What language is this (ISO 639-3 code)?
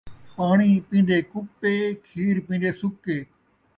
skr